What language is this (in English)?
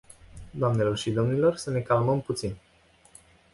Romanian